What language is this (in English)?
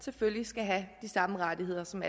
Danish